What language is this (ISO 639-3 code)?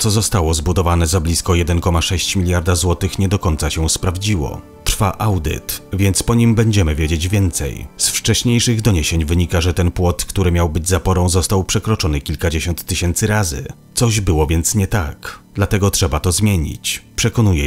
pol